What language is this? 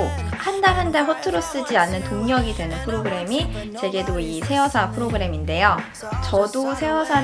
Korean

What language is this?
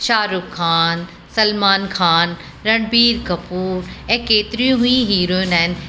Sindhi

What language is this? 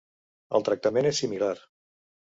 Catalan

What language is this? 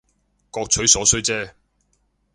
Cantonese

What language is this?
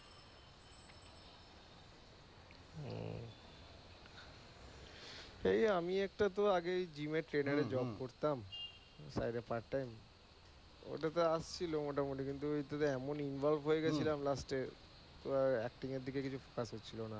Bangla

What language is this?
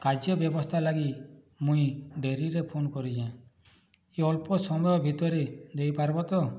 Odia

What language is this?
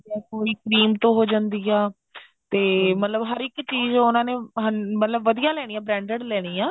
Punjabi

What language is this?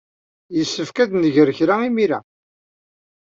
Kabyle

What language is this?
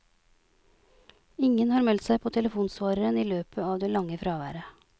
Norwegian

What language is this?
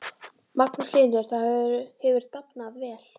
Icelandic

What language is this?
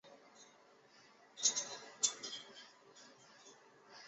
Chinese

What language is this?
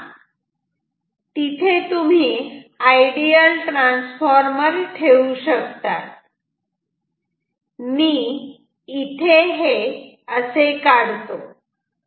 Marathi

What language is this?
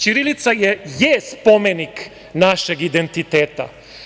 Serbian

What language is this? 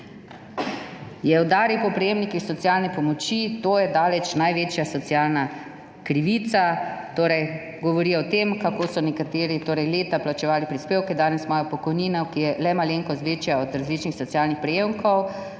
Slovenian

